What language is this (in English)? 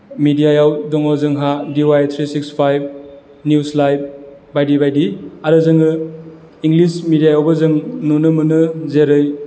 Bodo